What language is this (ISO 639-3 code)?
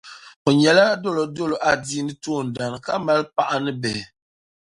dag